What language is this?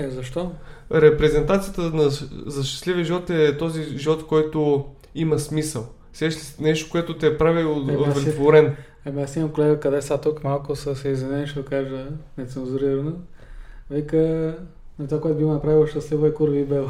Bulgarian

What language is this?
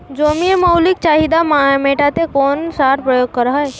Bangla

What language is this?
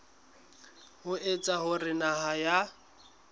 Southern Sotho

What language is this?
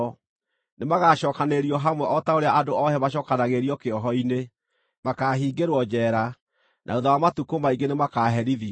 Kikuyu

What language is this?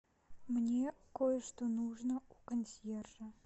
Russian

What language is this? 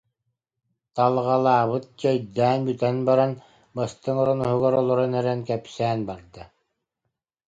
Yakut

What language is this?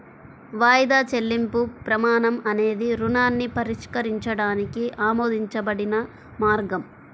Telugu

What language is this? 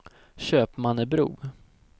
Swedish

